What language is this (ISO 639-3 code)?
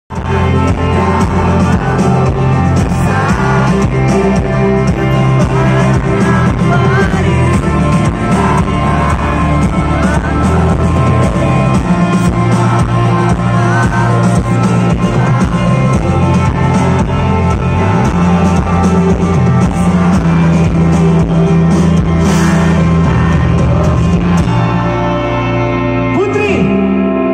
ind